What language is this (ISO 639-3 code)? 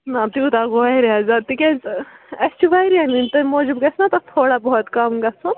kas